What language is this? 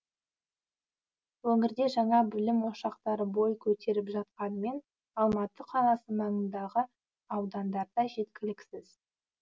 Kazakh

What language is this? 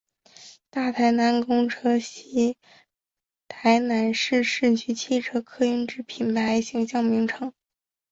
Chinese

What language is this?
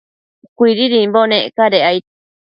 Matsés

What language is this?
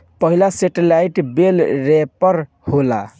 Bhojpuri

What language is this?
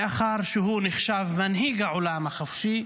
Hebrew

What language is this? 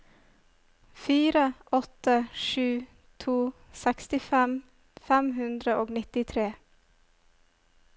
Norwegian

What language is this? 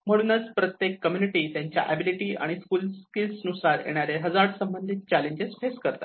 Marathi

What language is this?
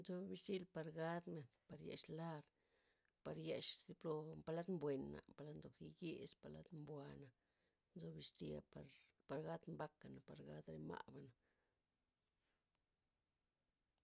Loxicha Zapotec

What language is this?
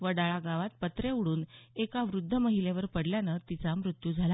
Marathi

